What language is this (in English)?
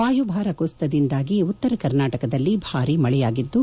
Kannada